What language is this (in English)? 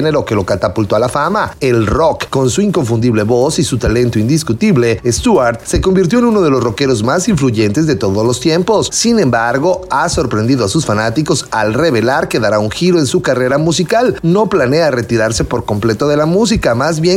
Spanish